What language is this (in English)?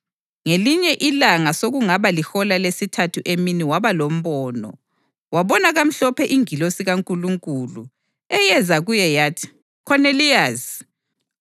North Ndebele